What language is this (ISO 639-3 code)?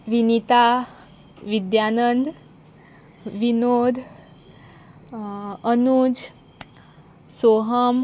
kok